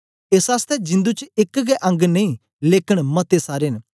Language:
Dogri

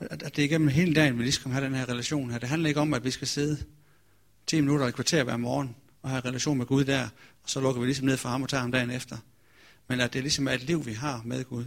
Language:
Danish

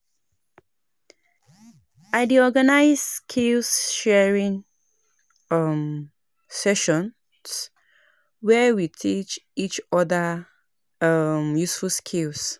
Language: Nigerian Pidgin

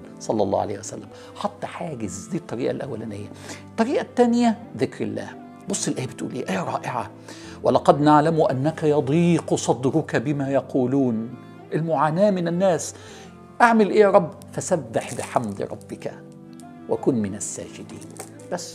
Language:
Arabic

